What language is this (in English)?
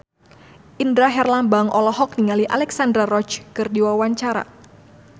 Sundanese